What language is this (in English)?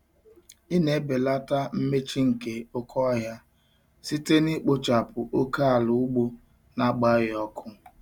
Igbo